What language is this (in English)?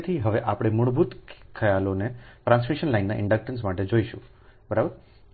Gujarati